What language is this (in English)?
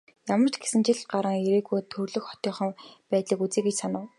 Mongolian